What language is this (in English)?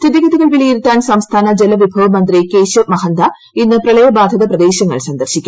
Malayalam